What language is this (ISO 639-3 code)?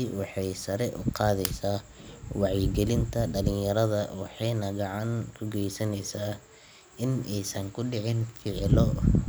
som